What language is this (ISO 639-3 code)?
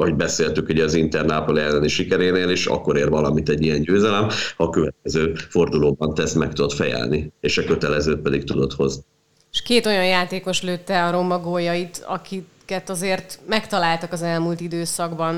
hun